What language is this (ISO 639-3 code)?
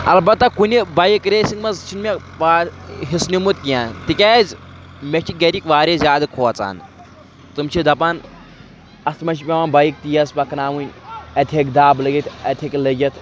kas